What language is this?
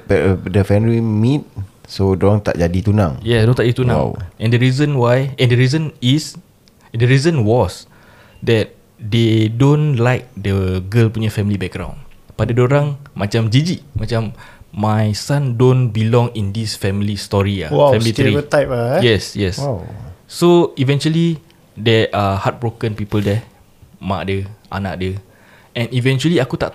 Malay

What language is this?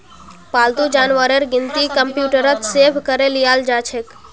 Magahi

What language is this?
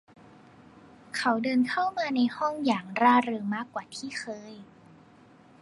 Thai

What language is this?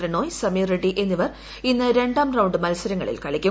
Malayalam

